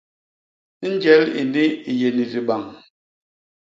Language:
Basaa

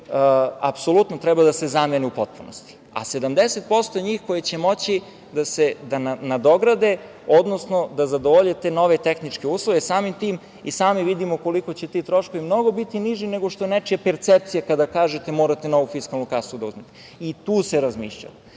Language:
Serbian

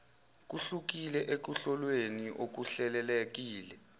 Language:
Zulu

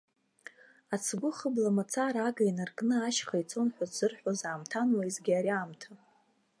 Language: Abkhazian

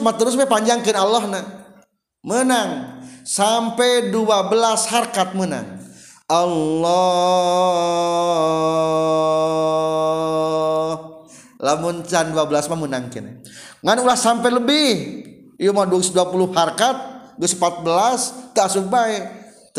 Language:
Indonesian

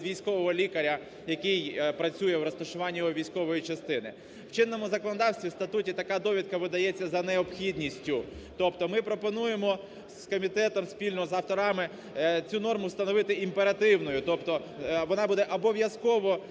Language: Ukrainian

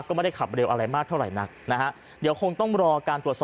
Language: Thai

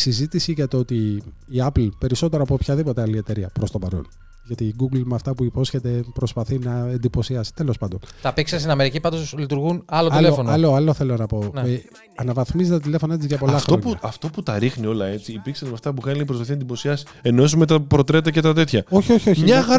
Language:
Greek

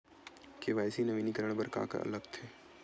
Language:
Chhattisgarhi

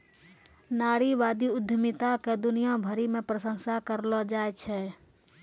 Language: Maithili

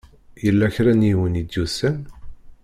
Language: Kabyle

